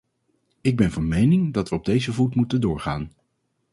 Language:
Dutch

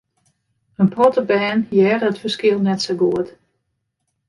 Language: Western Frisian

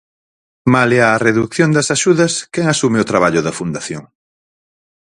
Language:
Galician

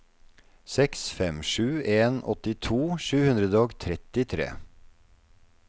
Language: Norwegian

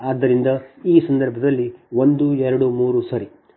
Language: Kannada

